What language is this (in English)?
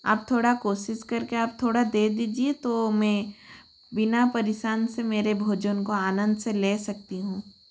Hindi